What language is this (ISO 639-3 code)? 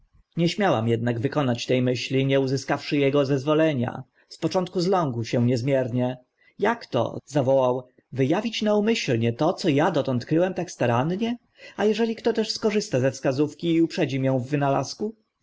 pol